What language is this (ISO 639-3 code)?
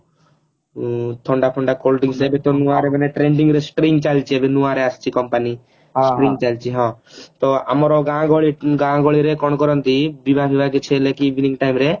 ori